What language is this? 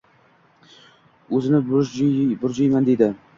Uzbek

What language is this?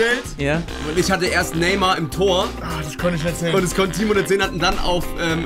German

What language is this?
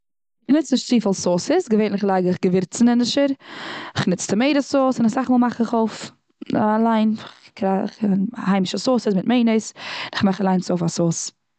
Yiddish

